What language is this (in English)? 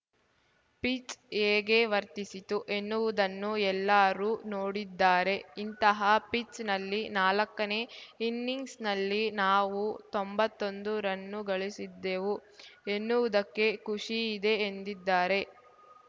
Kannada